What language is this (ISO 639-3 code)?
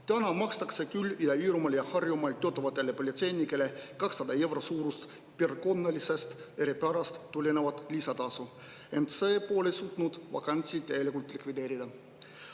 est